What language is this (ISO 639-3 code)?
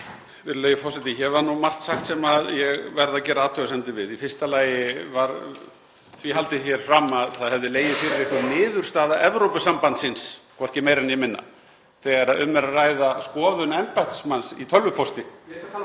isl